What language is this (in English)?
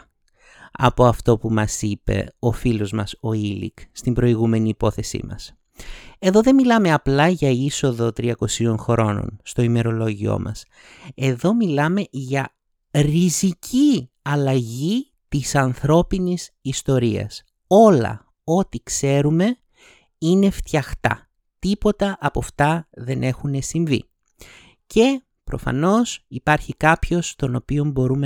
Greek